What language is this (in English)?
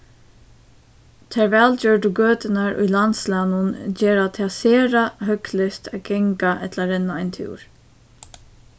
Faroese